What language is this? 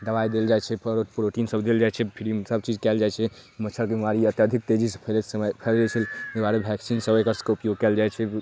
Maithili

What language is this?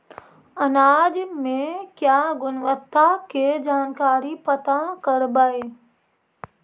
Magahi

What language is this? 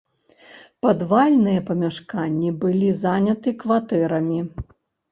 Belarusian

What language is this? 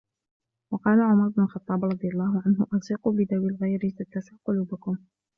Arabic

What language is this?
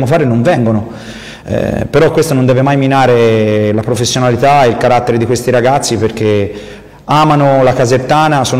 Italian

